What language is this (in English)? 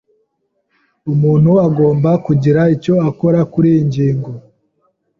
Kinyarwanda